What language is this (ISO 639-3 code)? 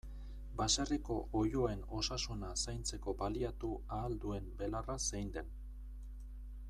eus